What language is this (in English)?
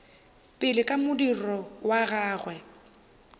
Northern Sotho